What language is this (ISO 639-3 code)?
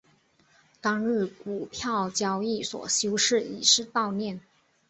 zho